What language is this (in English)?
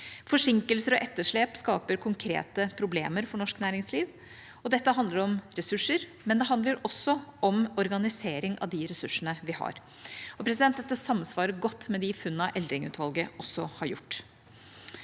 Norwegian